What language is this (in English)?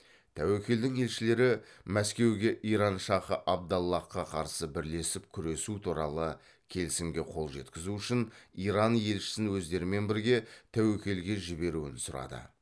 Kazakh